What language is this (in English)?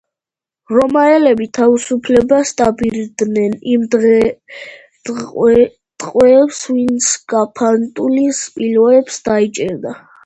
Georgian